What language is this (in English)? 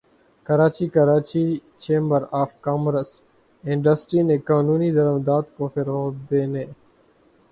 Urdu